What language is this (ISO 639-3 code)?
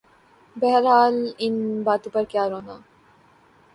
urd